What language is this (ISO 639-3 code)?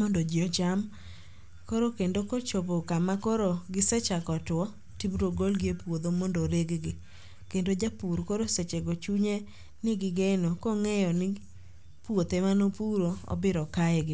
luo